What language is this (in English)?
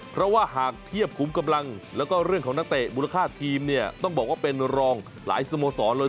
Thai